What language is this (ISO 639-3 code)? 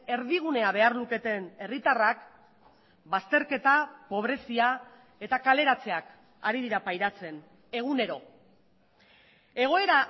eus